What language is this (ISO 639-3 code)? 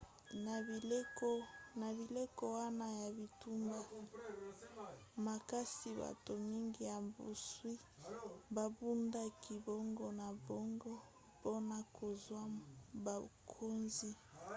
lin